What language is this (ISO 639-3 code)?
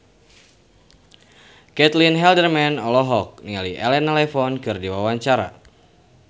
sun